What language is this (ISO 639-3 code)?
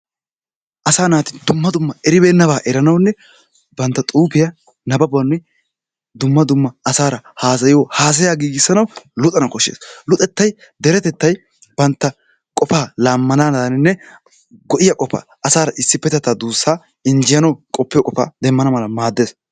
wal